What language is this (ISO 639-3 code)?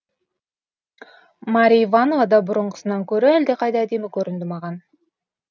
kaz